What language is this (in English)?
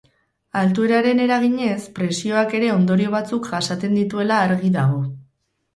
Basque